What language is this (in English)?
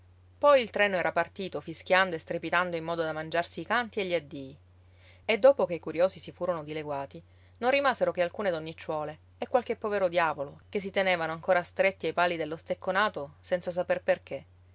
Italian